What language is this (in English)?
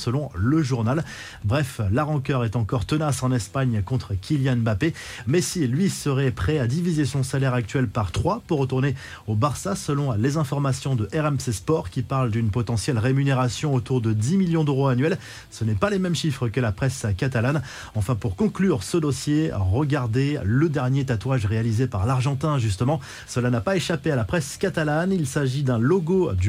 French